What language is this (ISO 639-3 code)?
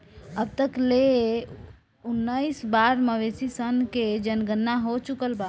bho